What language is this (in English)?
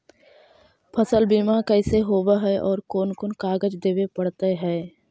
Magahi